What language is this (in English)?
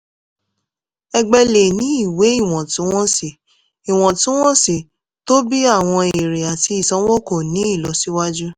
Yoruba